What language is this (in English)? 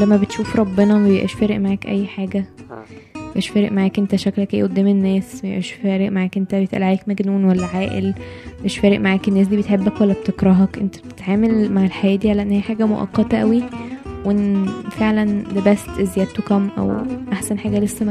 Arabic